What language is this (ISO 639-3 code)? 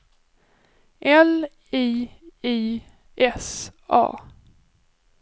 swe